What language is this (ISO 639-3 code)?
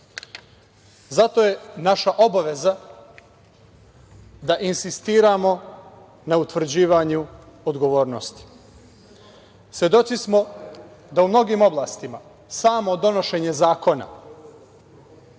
srp